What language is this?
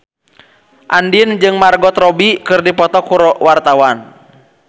Sundanese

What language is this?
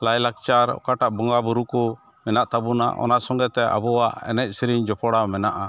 Santali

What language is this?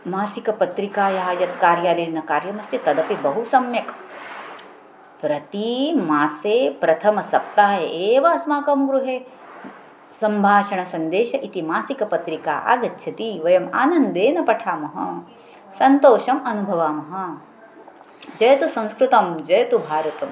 Sanskrit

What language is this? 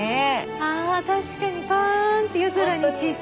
Japanese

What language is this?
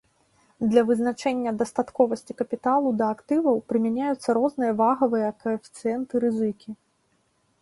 Belarusian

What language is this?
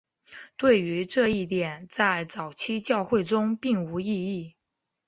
Chinese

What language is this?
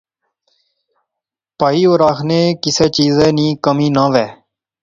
Pahari-Potwari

